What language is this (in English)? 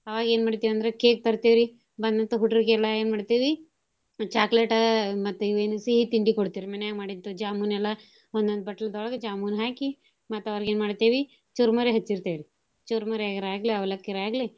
Kannada